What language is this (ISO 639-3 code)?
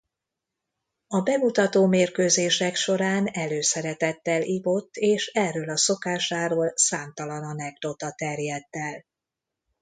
hun